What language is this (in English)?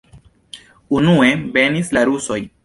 Esperanto